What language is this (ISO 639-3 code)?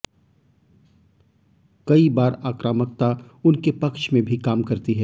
hin